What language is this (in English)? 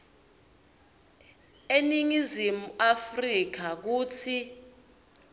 Swati